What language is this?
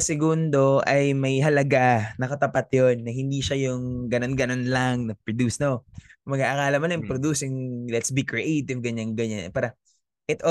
Filipino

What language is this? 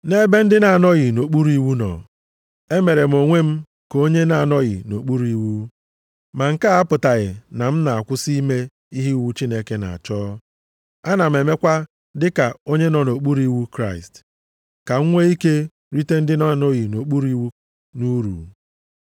Igbo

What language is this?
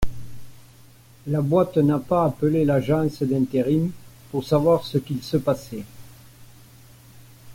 French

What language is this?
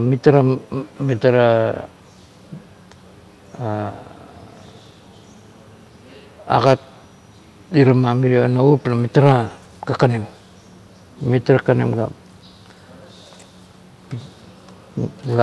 Kuot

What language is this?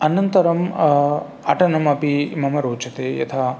Sanskrit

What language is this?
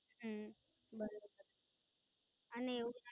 Gujarati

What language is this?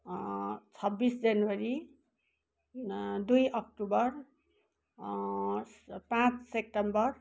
Nepali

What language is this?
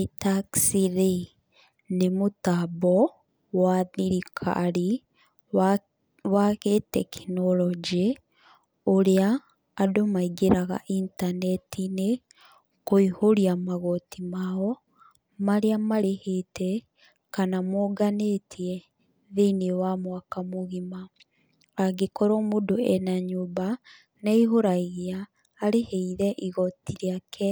Kikuyu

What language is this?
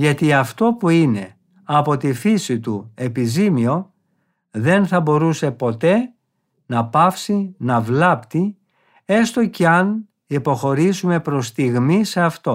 Greek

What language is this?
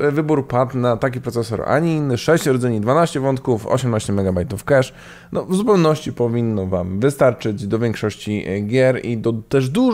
Polish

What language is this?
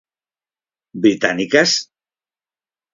Galician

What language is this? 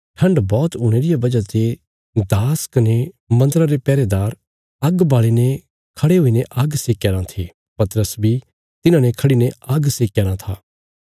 Bilaspuri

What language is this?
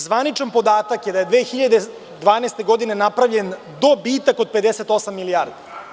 Serbian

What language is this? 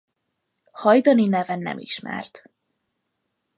Hungarian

